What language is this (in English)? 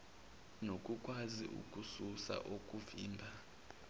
Zulu